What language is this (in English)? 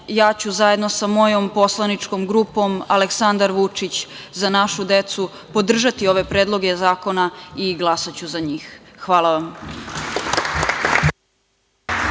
Serbian